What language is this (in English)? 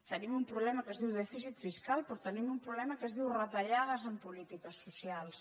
Catalan